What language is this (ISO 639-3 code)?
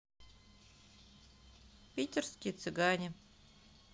rus